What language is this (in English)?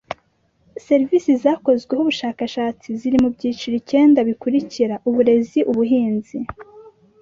Kinyarwanda